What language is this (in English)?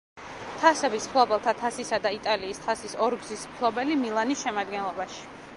Georgian